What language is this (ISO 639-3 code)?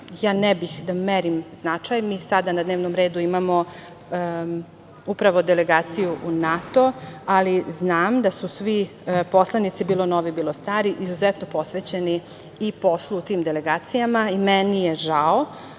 srp